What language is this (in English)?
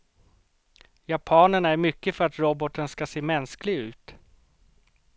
Swedish